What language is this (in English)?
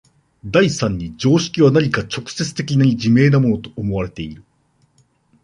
Japanese